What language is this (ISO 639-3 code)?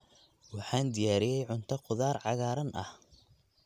som